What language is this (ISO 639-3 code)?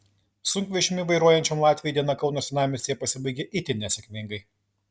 lit